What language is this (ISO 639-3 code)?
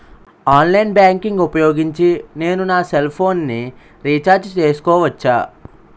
tel